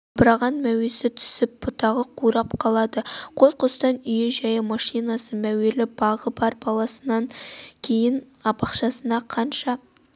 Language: Kazakh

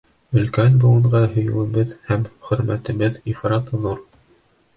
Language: Bashkir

